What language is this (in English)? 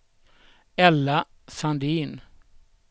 Swedish